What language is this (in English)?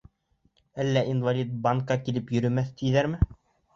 Bashkir